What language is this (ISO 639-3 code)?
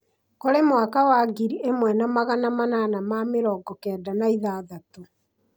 kik